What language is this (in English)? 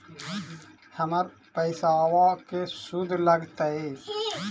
Magahi